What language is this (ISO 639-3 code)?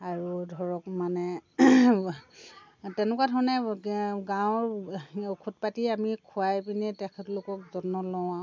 asm